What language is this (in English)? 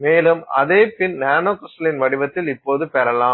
Tamil